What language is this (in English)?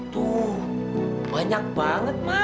Indonesian